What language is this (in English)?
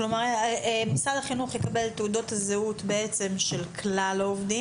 Hebrew